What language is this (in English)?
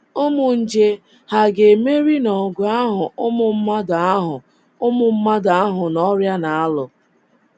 Igbo